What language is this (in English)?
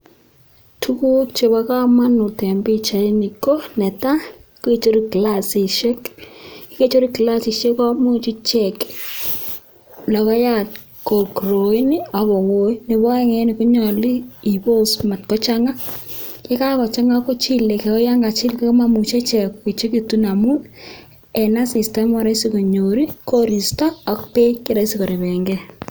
Kalenjin